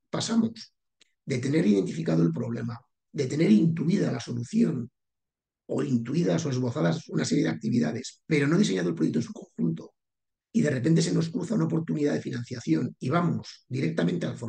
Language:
Spanish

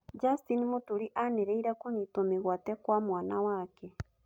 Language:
Kikuyu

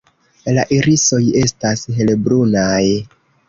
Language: Esperanto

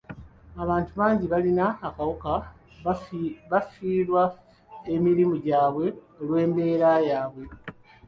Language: Ganda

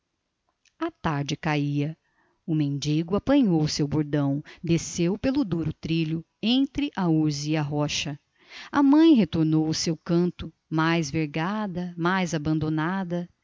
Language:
Portuguese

